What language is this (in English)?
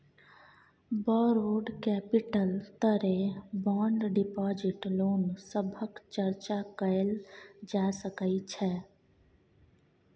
Maithili